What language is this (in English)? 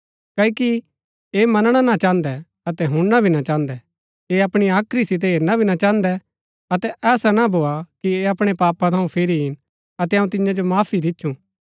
Gaddi